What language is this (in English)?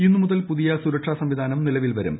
Malayalam